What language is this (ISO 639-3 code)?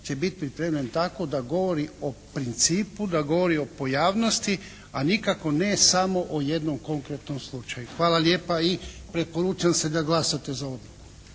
hrv